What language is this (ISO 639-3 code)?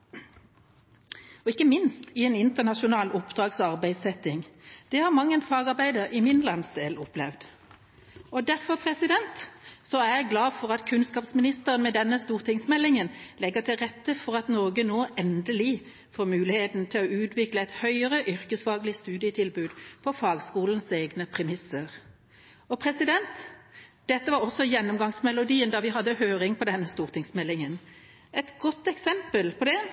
nob